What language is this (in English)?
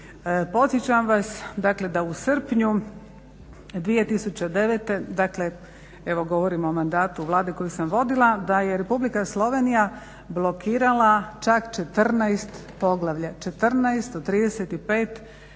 Croatian